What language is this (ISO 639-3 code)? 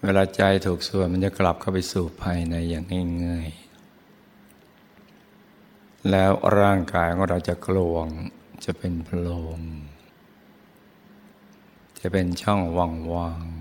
tha